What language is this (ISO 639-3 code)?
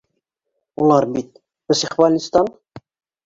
bak